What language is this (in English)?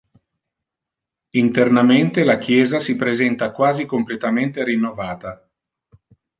Italian